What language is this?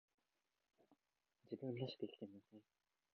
Japanese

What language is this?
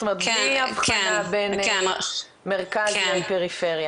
Hebrew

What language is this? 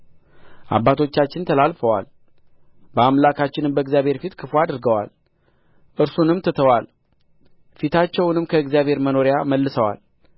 Amharic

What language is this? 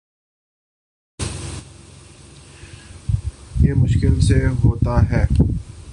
Urdu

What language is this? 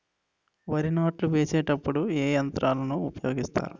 Telugu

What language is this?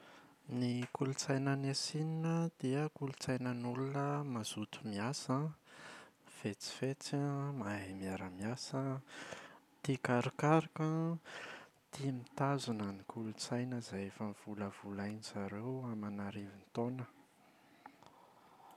Malagasy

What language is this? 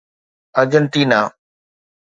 Sindhi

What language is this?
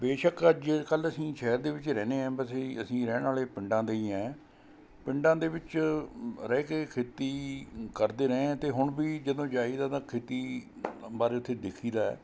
Punjabi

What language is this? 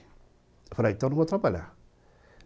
Portuguese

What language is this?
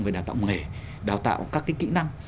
Vietnamese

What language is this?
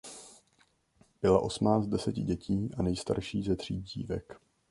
Czech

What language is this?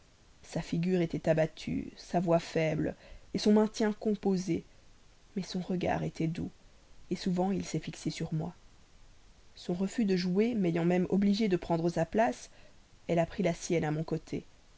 French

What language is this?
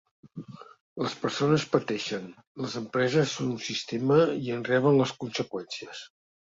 Catalan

